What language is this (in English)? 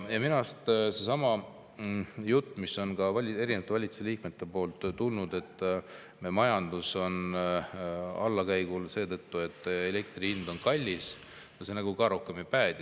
Estonian